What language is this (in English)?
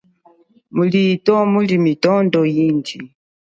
Chokwe